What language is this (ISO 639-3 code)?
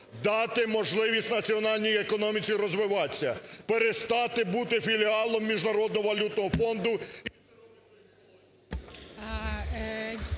ukr